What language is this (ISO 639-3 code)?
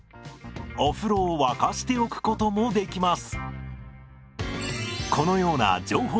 jpn